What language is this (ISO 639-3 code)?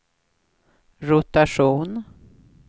swe